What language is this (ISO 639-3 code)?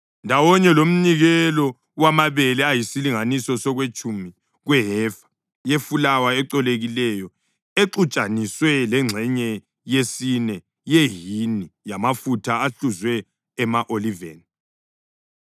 nde